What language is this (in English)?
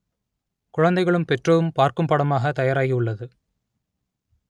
Tamil